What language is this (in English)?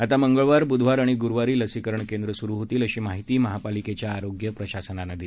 Marathi